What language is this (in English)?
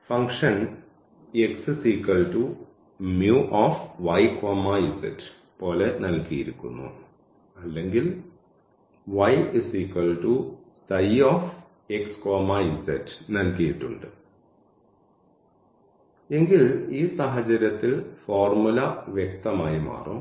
Malayalam